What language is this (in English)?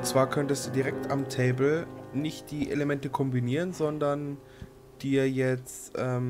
German